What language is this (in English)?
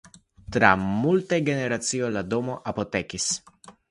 Esperanto